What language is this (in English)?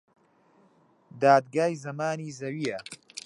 Central Kurdish